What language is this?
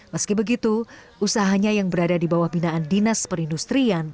Indonesian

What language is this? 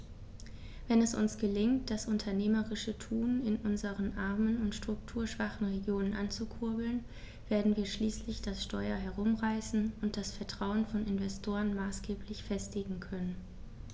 German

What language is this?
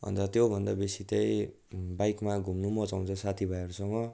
Nepali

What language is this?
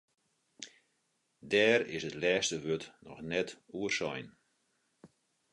Western Frisian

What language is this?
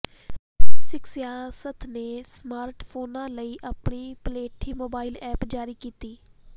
Punjabi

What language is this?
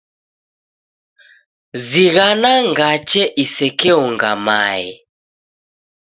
Taita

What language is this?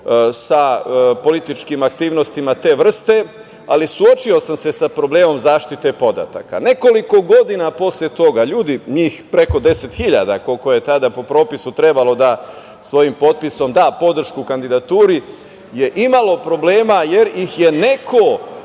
Serbian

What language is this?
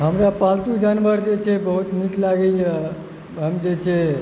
Maithili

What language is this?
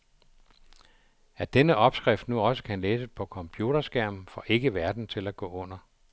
Danish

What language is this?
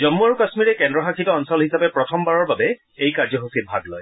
Assamese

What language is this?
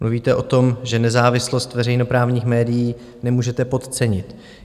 Czech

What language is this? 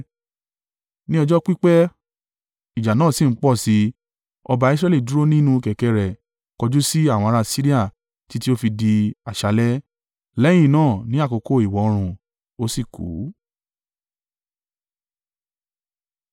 Yoruba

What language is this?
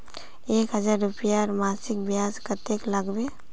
Magahi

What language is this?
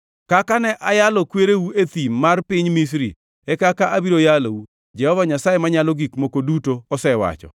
Luo (Kenya and Tanzania)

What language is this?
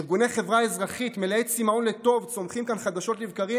Hebrew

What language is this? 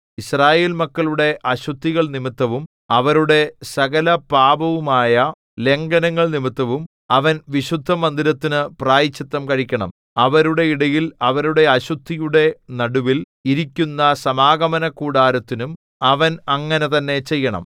Malayalam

